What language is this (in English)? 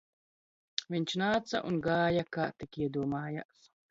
Latvian